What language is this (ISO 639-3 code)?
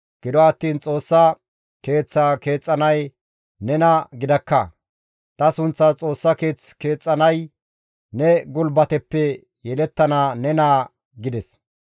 gmv